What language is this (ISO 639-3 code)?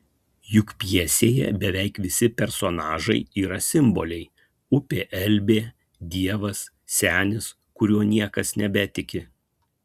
lit